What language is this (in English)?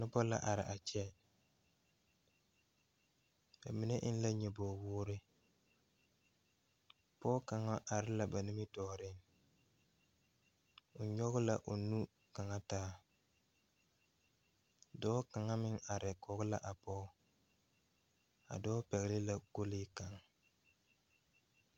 Southern Dagaare